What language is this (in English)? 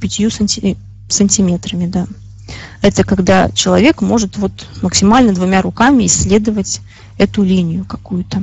Russian